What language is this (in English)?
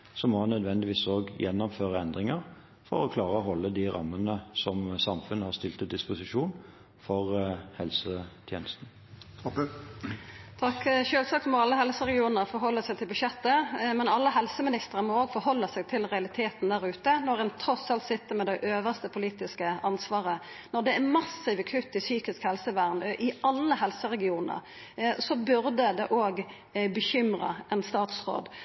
Norwegian